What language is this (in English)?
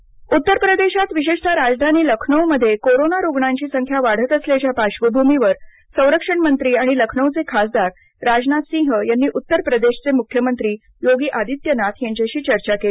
Marathi